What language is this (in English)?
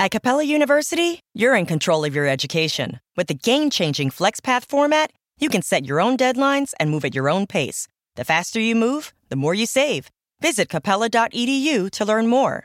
Greek